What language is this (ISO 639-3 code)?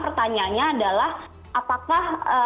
ind